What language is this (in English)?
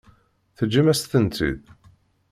Kabyle